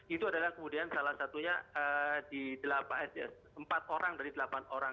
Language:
Indonesian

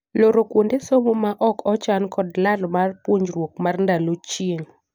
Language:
Luo (Kenya and Tanzania)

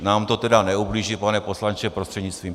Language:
Czech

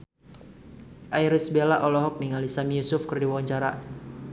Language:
Sundanese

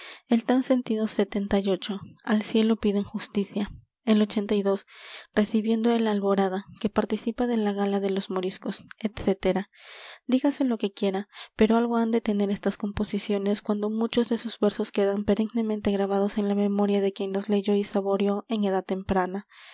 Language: Spanish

